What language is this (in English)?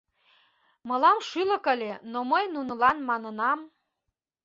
Mari